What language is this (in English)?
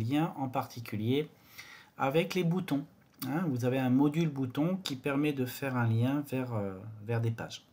French